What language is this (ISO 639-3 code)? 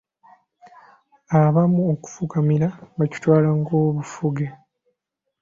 lug